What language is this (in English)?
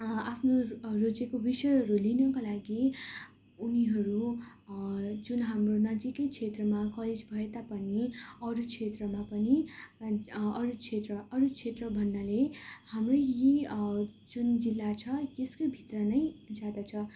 Nepali